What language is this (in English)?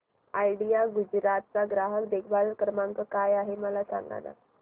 Marathi